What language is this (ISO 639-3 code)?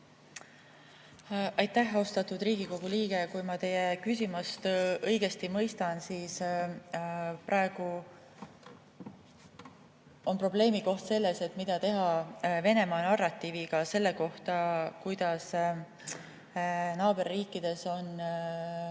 est